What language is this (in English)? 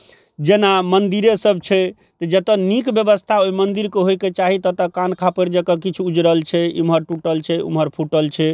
Maithili